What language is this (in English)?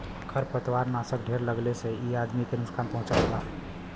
Bhojpuri